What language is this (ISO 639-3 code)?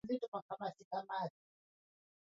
swa